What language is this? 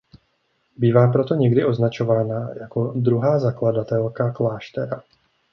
Czech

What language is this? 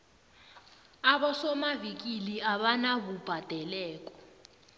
South Ndebele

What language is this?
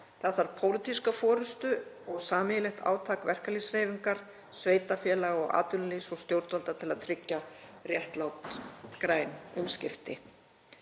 Icelandic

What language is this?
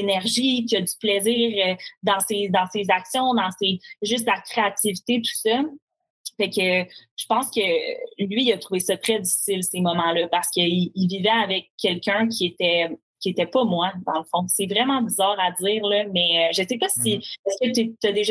French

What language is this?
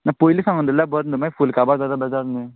Konkani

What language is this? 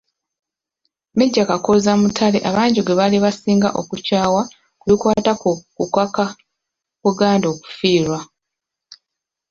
Ganda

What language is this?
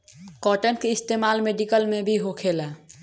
Bhojpuri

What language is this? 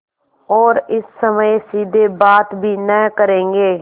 Hindi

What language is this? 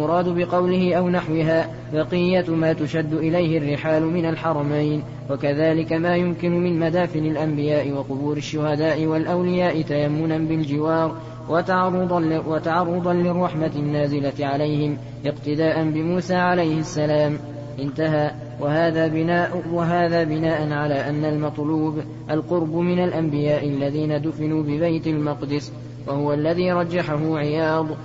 Arabic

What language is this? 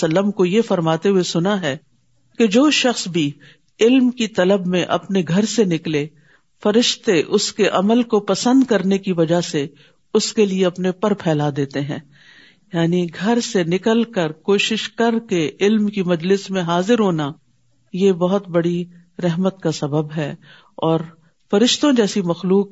Urdu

